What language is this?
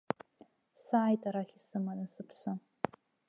Abkhazian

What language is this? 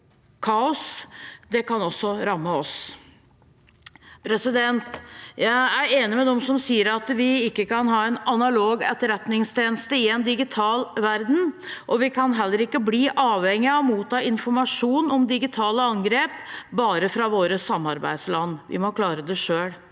Norwegian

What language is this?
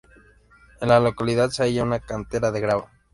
Spanish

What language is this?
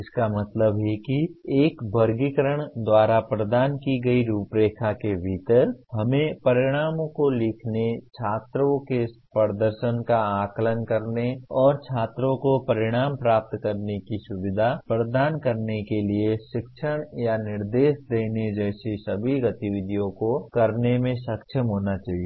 Hindi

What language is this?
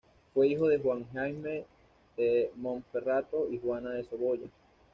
Spanish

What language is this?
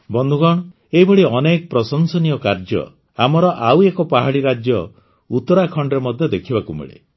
Odia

